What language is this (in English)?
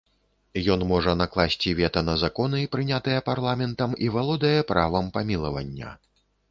Belarusian